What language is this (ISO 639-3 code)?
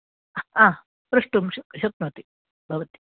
san